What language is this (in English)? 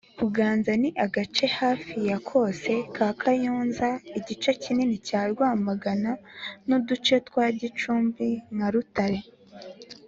Kinyarwanda